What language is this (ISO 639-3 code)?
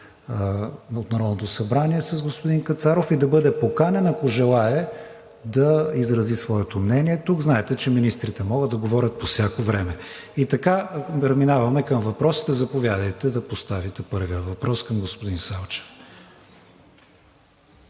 bul